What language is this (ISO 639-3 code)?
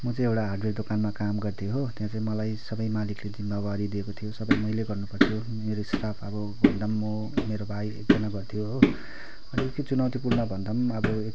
nep